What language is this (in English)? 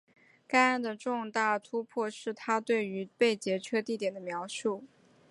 Chinese